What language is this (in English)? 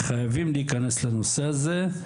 Hebrew